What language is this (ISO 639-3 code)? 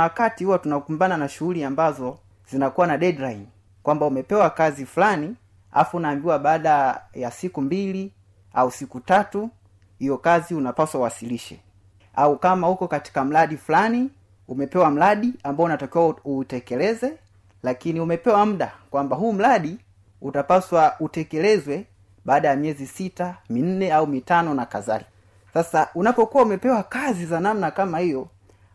swa